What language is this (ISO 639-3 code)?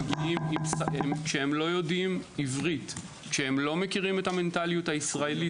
heb